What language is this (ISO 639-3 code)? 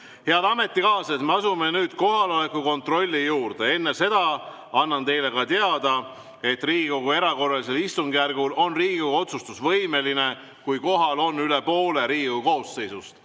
est